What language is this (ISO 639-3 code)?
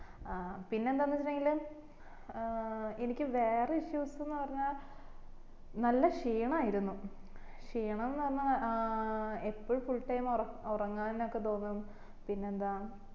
mal